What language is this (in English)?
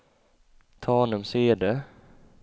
Swedish